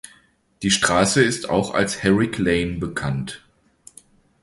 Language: German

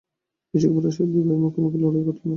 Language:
Bangla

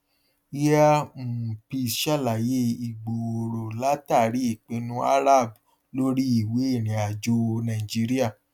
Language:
Yoruba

